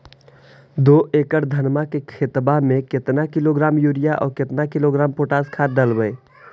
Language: Magahi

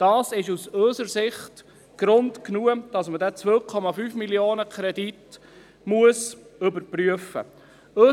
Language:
Swiss German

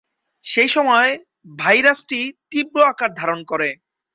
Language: Bangla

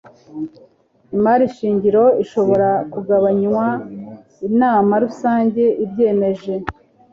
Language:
Kinyarwanda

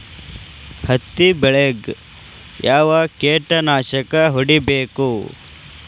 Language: Kannada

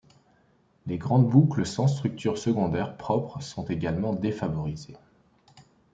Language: French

